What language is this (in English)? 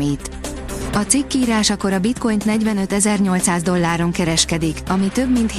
Hungarian